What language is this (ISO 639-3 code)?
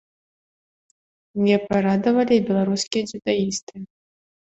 bel